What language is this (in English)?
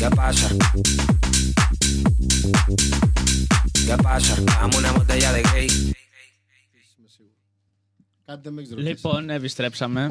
Greek